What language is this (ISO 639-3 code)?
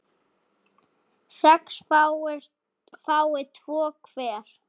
isl